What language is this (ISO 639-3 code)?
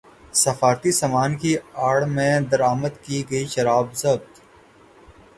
urd